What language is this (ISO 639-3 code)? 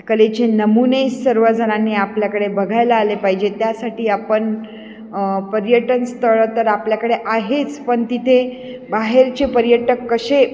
mar